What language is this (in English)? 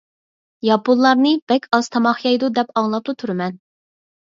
Uyghur